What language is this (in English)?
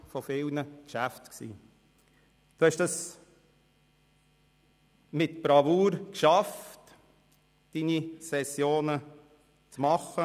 Swiss German